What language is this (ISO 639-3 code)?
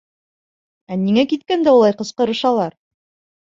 bak